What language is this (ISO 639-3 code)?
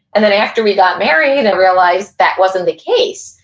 eng